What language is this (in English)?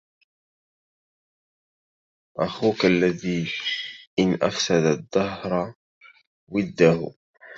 Arabic